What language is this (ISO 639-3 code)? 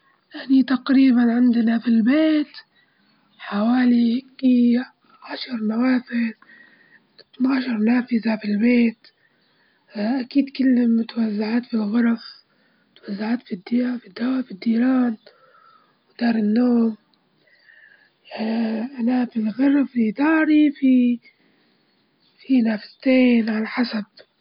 ayl